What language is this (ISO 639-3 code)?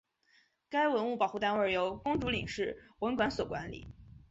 zho